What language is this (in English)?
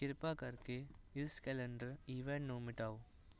Punjabi